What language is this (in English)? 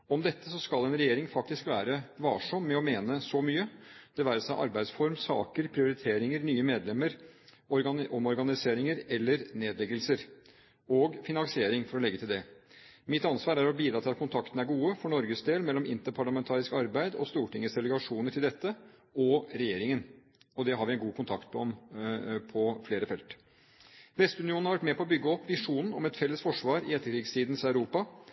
Norwegian Bokmål